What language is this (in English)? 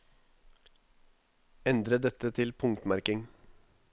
Norwegian